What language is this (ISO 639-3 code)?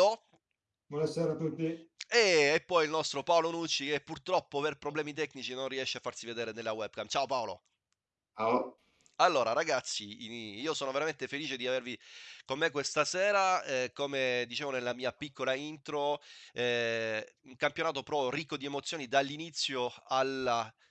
ita